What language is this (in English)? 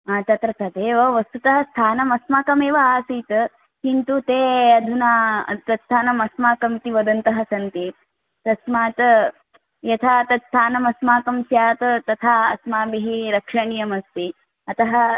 Sanskrit